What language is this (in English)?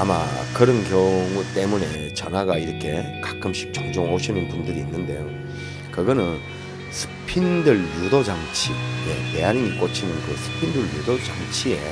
Korean